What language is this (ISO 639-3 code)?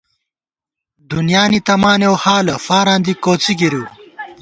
gwt